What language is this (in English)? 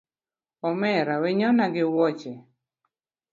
Luo (Kenya and Tanzania)